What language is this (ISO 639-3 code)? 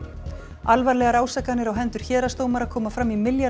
isl